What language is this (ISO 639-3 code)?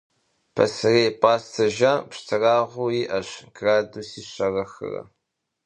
kbd